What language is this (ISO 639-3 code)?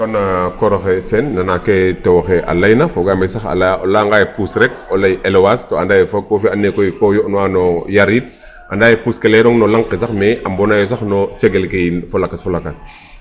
srr